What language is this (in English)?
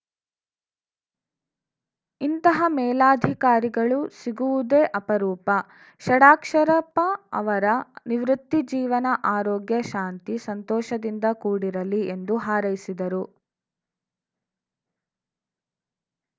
Kannada